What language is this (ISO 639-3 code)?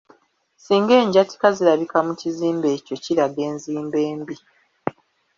lug